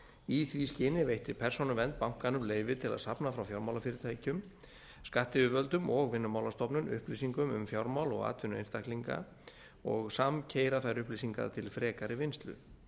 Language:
Icelandic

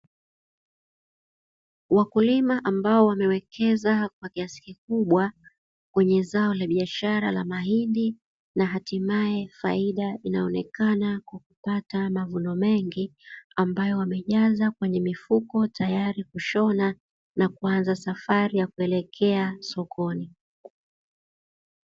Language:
Swahili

